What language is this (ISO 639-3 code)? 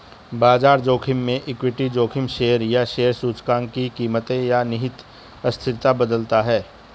hin